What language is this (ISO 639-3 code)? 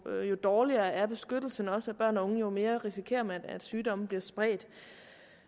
dan